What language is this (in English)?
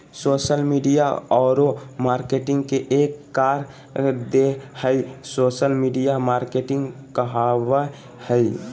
Magahi